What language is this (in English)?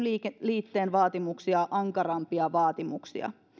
Finnish